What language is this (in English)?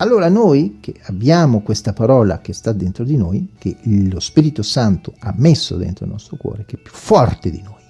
Italian